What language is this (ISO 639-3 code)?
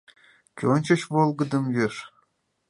chm